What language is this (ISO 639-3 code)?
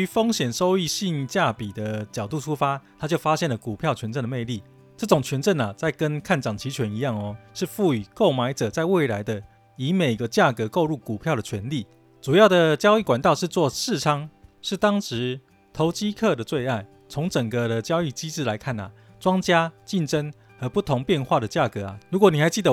zho